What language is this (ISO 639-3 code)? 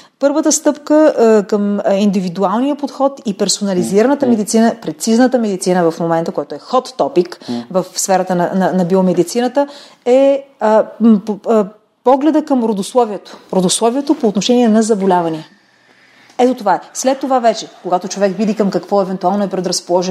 bul